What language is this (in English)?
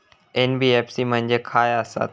Marathi